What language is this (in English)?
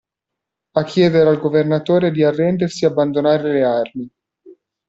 Italian